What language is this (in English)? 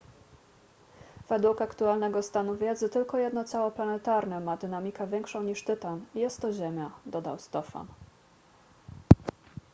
Polish